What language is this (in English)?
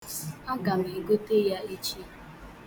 Igbo